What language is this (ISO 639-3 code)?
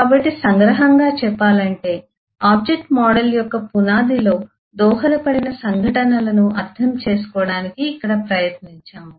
tel